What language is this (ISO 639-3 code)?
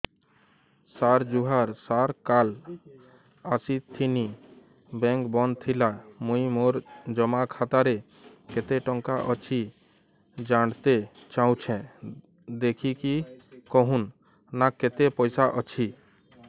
ori